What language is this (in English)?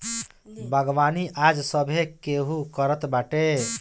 Bhojpuri